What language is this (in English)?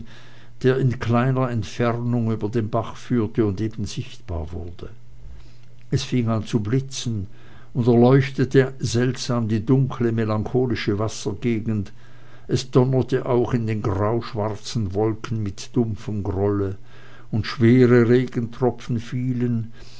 German